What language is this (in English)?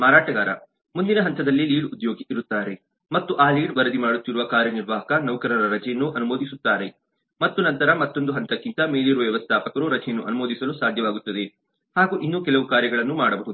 Kannada